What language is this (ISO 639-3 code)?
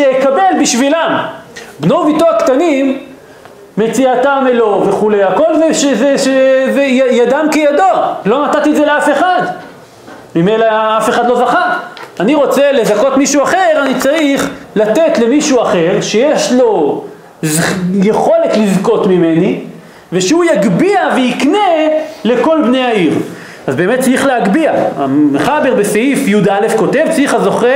heb